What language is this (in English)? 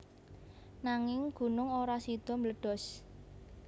Javanese